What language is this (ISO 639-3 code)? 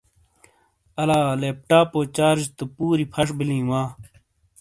scl